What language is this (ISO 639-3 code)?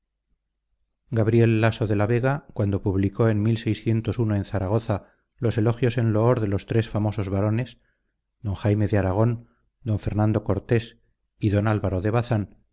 spa